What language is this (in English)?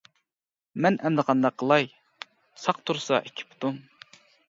Uyghur